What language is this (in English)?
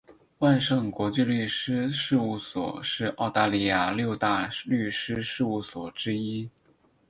Chinese